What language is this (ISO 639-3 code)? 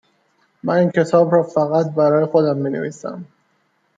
fas